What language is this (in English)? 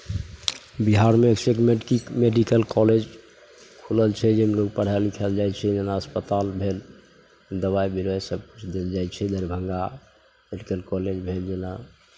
Maithili